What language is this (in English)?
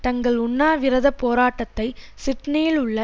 Tamil